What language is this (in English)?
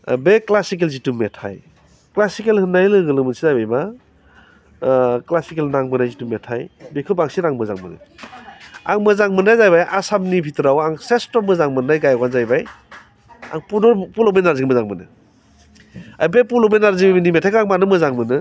Bodo